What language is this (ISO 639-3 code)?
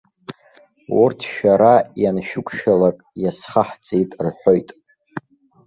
abk